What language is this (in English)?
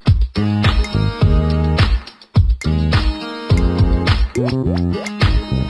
Turkish